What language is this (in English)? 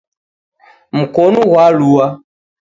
Taita